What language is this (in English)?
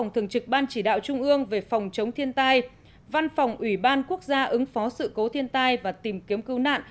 Vietnamese